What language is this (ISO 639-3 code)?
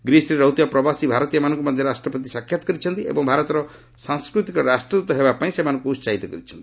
ori